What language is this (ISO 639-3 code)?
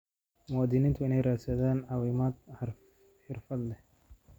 som